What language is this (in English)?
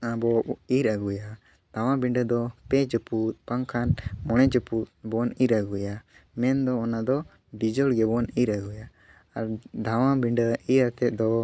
Santali